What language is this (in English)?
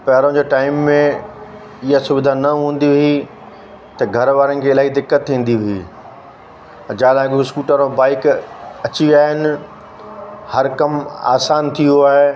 Sindhi